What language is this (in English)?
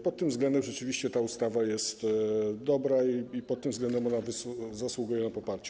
Polish